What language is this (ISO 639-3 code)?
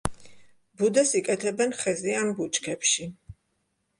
kat